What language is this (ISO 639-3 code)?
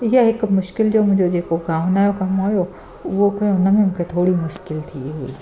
snd